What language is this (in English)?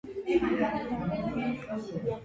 Georgian